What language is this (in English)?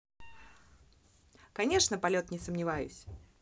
Russian